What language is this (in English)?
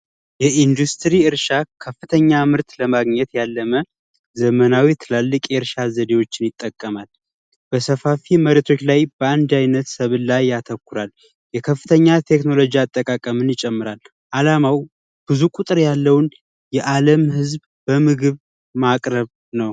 Amharic